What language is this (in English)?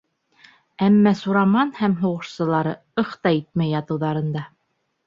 Bashkir